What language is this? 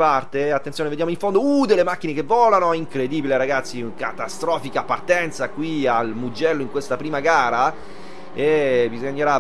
Italian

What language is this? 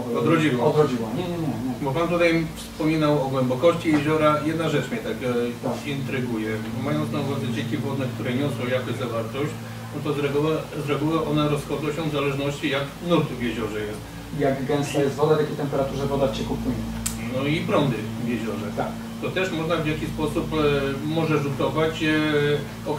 Polish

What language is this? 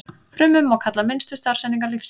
Icelandic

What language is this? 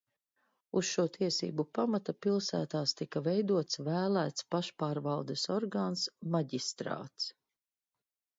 Latvian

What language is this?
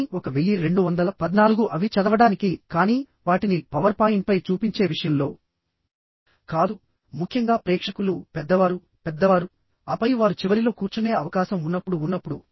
Telugu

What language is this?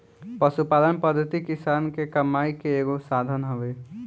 Bhojpuri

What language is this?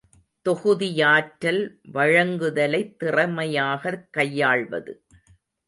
Tamil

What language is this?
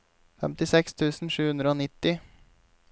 Norwegian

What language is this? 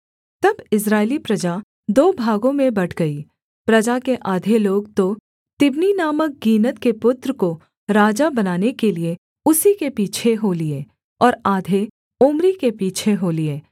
Hindi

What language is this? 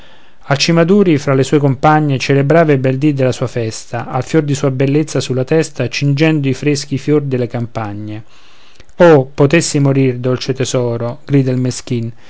Italian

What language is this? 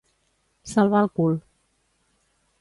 Catalan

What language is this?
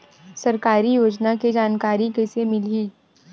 Chhattisgarhi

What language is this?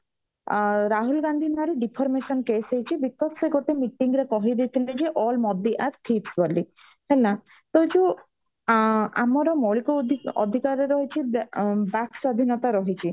Odia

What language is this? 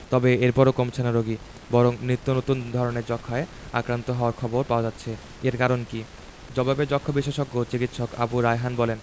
Bangla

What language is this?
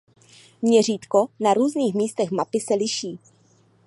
Czech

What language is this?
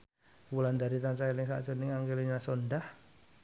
Javanese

